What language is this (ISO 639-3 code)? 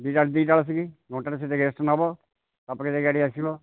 ori